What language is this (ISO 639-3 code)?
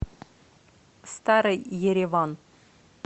rus